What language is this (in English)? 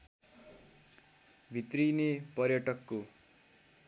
Nepali